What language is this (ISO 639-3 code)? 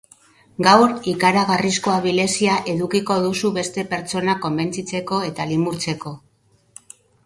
eus